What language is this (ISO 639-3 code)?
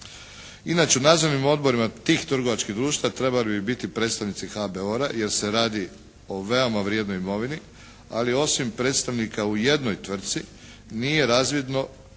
hrv